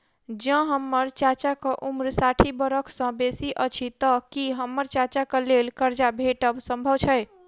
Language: Maithili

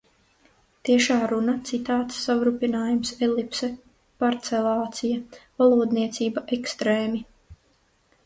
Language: Latvian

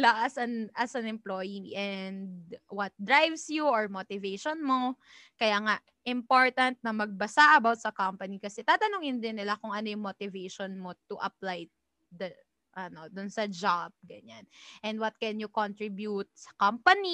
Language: Filipino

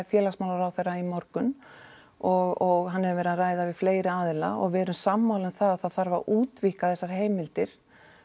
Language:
Icelandic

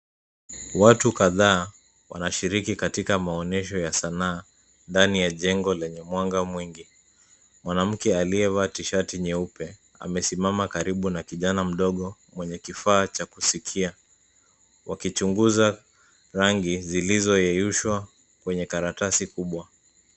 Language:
Swahili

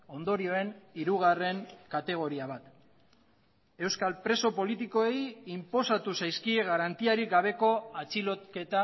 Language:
Basque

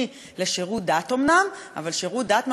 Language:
Hebrew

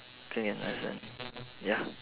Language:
English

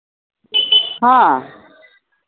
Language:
Santali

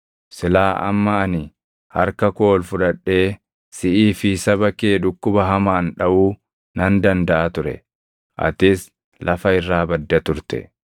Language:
Oromo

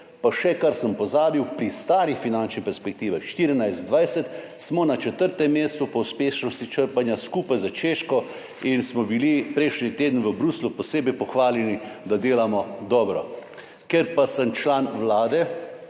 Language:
Slovenian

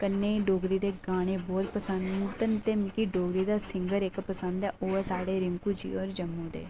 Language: Dogri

